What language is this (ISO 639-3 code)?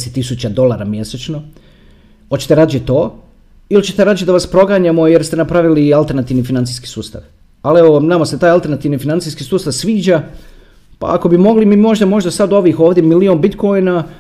hrv